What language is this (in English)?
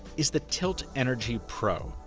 English